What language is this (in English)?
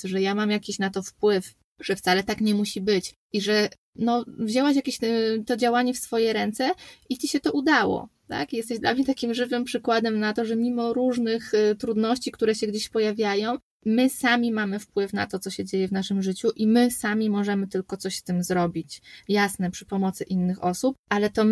Polish